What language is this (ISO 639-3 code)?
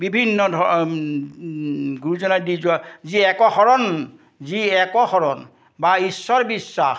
asm